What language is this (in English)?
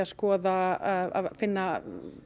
Icelandic